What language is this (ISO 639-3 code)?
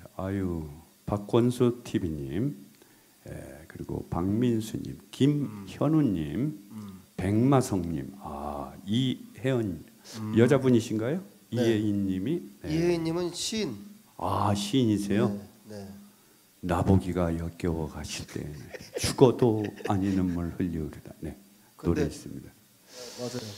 kor